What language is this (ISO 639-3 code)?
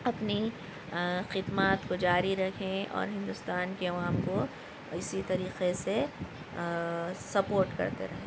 urd